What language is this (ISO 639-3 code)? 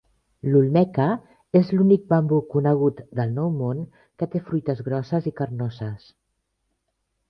cat